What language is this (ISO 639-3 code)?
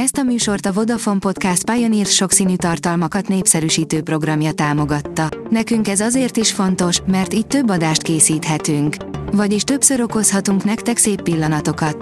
hun